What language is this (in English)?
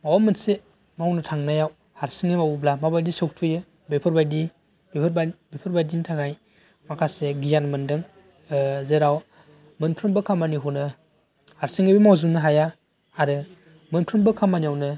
Bodo